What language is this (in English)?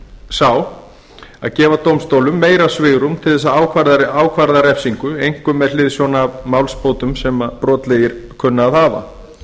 Icelandic